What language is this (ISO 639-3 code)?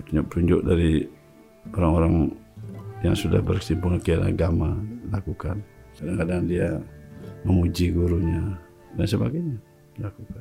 ind